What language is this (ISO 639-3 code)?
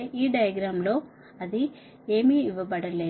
tel